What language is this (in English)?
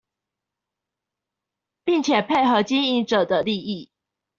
Chinese